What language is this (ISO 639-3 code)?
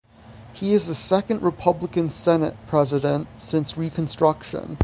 eng